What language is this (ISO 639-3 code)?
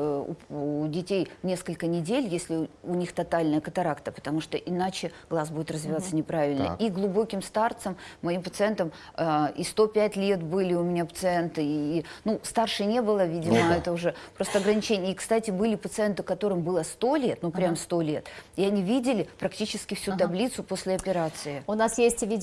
rus